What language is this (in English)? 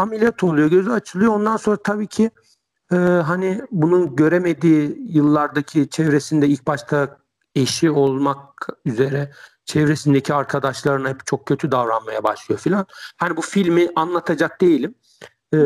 Turkish